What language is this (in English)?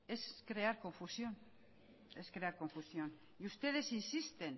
Spanish